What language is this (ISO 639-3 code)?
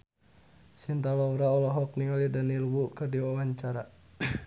sun